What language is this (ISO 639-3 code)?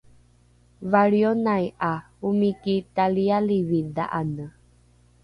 dru